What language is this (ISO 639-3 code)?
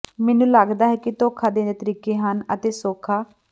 pan